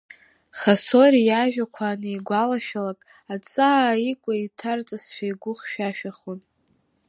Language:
Abkhazian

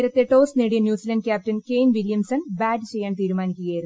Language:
Malayalam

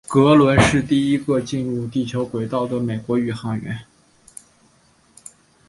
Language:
Chinese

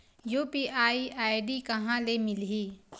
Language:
Chhattisgarhi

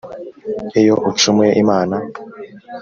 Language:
Kinyarwanda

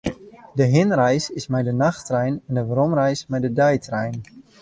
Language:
Western Frisian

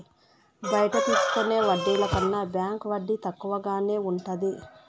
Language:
Telugu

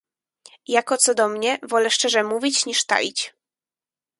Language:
Polish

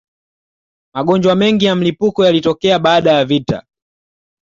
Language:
Swahili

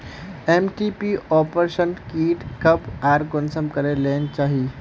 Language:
Magahi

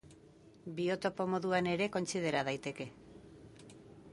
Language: Basque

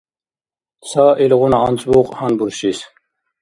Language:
Dargwa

